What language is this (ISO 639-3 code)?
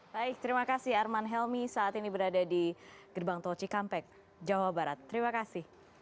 ind